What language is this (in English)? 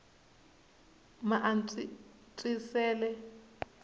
Tsonga